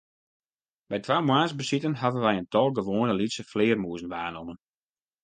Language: Western Frisian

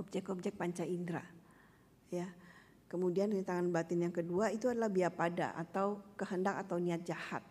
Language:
Indonesian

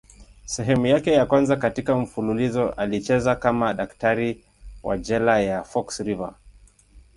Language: Swahili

